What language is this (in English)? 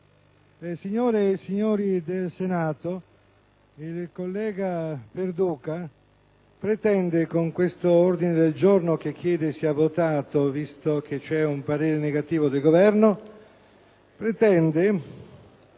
Italian